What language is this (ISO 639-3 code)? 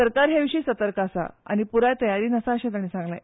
kok